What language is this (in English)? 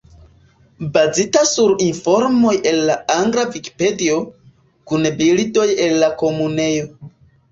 Esperanto